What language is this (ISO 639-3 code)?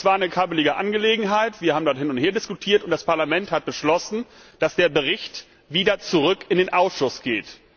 deu